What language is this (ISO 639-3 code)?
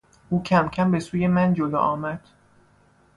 fas